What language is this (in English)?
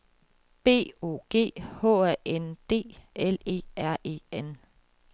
Danish